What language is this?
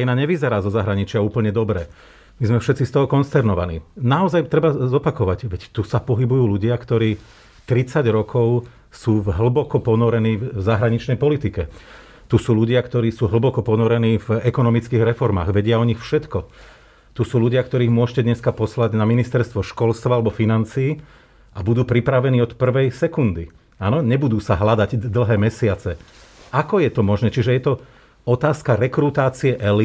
Slovak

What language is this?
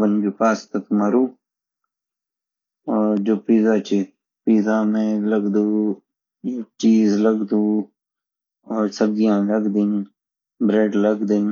Garhwali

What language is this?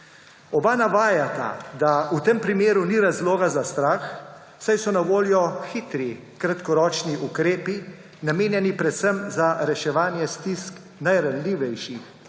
Slovenian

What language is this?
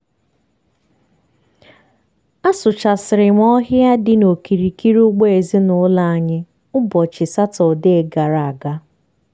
Igbo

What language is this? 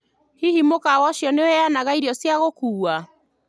Kikuyu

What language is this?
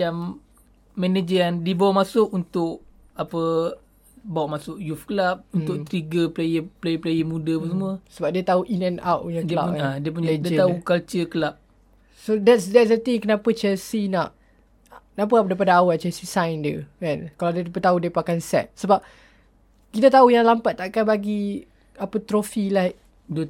Malay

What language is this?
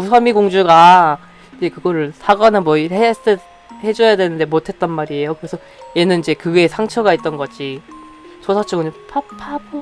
Korean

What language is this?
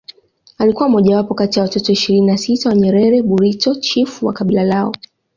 Swahili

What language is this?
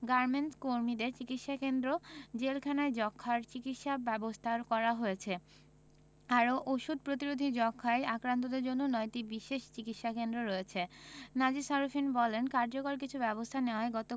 Bangla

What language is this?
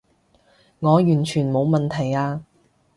Cantonese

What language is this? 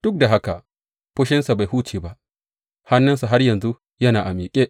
Hausa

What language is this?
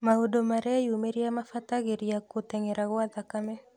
Kikuyu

